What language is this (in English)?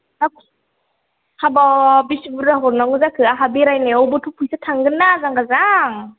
Bodo